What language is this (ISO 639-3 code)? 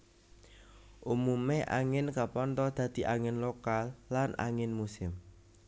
jav